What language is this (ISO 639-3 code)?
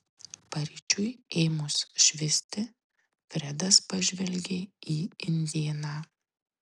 lit